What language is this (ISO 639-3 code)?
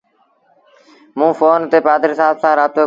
sbn